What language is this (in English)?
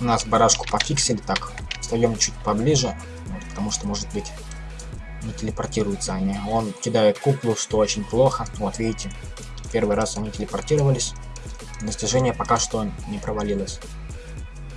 Russian